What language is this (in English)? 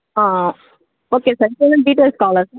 Telugu